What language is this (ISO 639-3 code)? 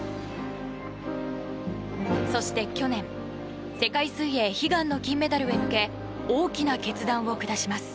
jpn